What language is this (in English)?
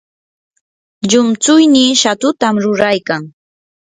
Yanahuanca Pasco Quechua